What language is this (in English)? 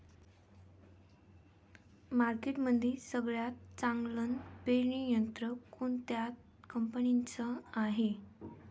Marathi